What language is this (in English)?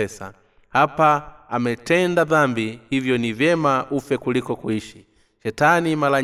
Swahili